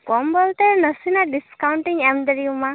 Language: Santali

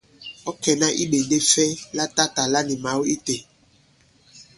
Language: Bankon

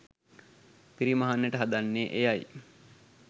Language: Sinhala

